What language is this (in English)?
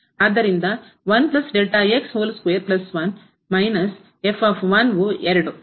Kannada